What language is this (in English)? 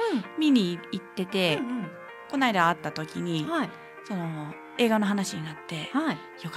Japanese